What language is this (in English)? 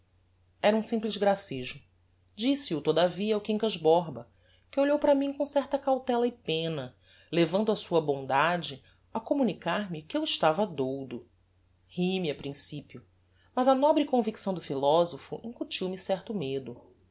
Portuguese